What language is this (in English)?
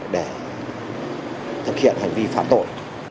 Vietnamese